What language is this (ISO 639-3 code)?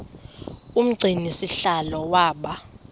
xho